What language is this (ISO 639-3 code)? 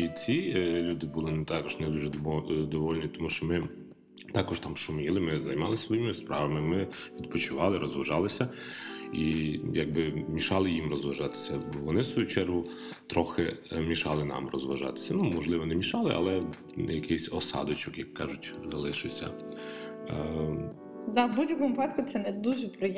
ukr